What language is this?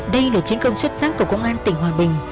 Vietnamese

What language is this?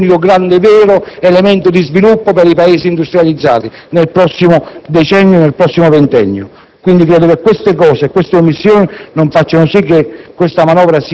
Italian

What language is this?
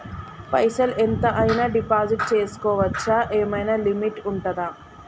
Telugu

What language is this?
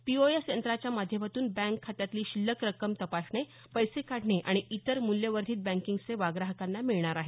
Marathi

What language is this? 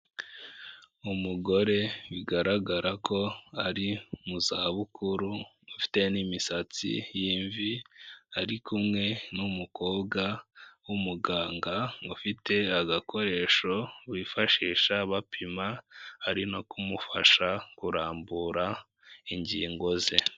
Kinyarwanda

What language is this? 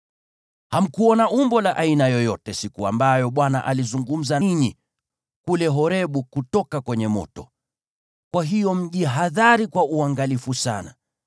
Swahili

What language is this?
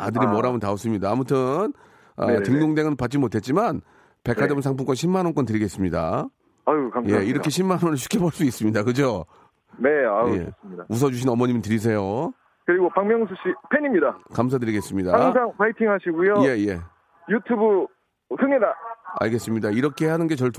Korean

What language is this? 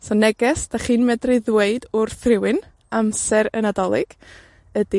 Welsh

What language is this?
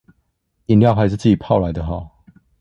Chinese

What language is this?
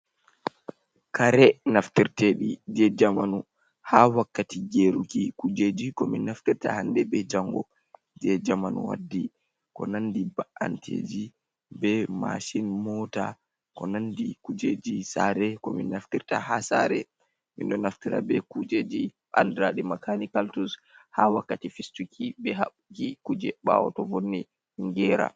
Fula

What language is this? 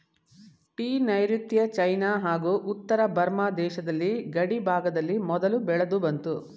Kannada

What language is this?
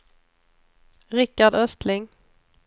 Swedish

